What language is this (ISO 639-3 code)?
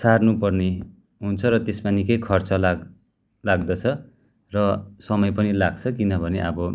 nep